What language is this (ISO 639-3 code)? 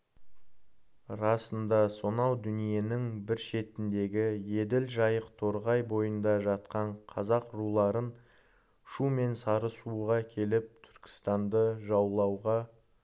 kaz